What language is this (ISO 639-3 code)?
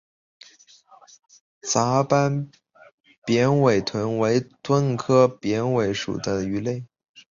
zho